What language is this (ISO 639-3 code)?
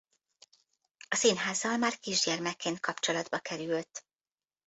hun